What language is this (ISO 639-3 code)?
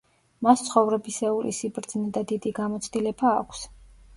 kat